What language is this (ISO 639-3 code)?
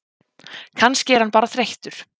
isl